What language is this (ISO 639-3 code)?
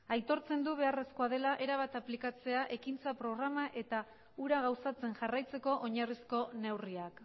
eus